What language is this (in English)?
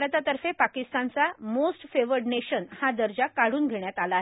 Marathi